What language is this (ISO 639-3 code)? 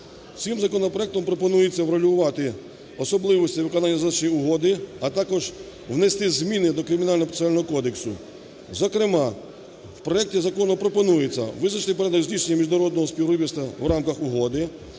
ukr